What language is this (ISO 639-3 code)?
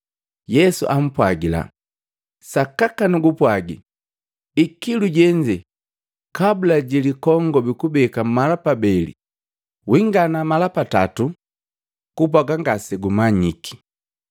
mgv